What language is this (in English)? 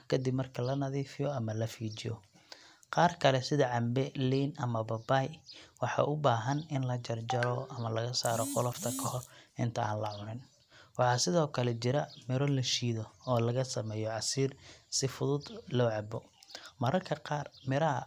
Somali